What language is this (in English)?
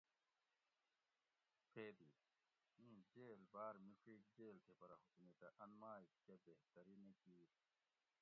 Gawri